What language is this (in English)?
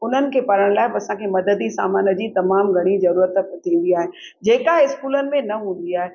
Sindhi